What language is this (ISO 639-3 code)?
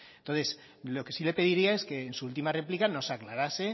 spa